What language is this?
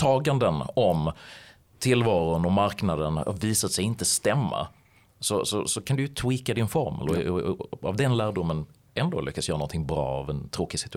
Swedish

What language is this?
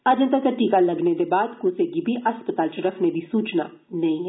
Dogri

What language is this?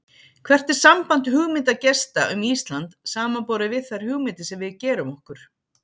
Icelandic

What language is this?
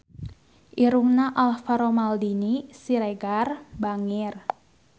Sundanese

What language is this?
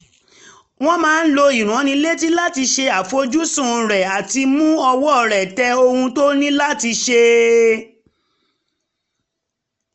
Yoruba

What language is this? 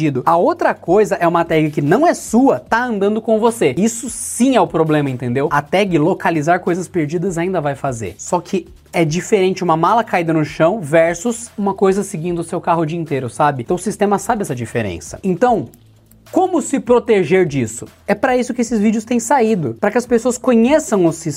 Portuguese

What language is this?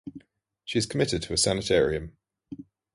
English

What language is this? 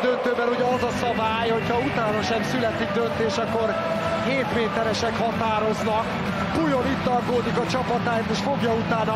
Hungarian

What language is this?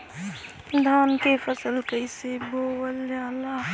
Bhojpuri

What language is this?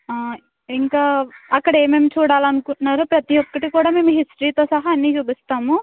Telugu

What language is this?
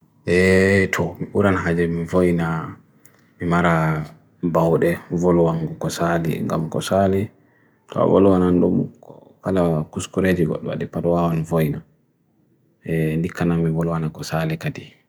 Bagirmi Fulfulde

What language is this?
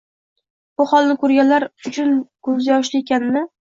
Uzbek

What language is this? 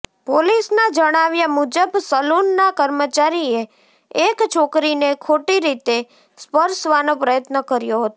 Gujarati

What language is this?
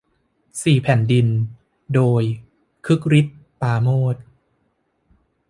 Thai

